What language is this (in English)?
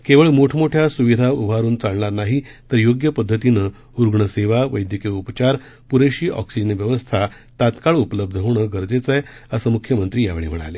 Marathi